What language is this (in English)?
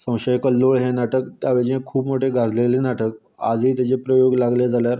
Konkani